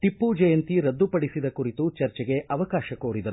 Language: Kannada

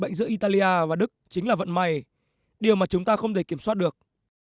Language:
Vietnamese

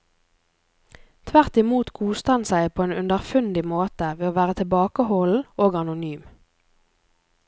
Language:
Norwegian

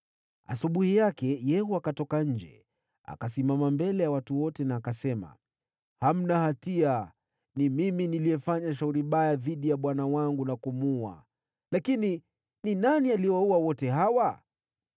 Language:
Swahili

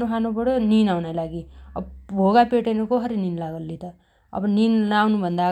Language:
Dotyali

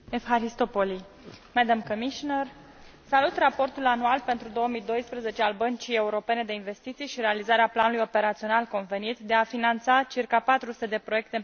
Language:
Romanian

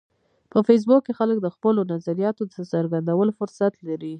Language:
Pashto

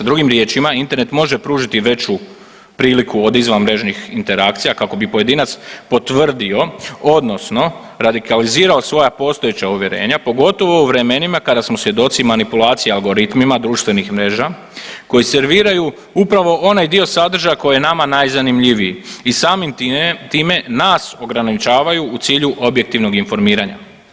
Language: Croatian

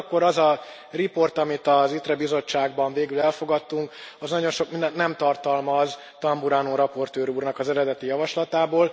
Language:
Hungarian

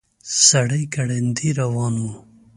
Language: Pashto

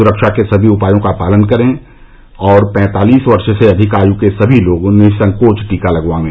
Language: Hindi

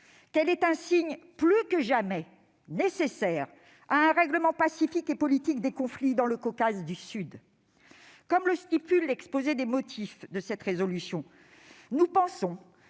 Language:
French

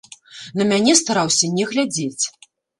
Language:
Belarusian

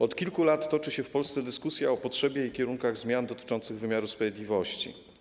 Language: Polish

